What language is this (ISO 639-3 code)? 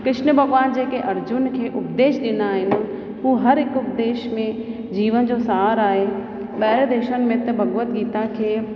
snd